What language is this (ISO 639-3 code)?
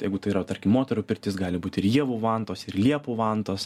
lit